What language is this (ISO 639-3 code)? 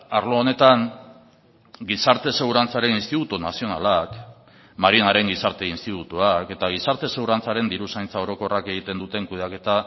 eus